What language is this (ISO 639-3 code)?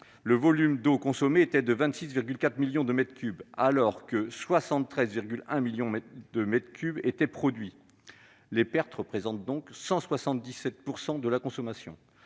fra